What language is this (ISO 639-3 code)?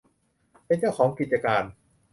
tha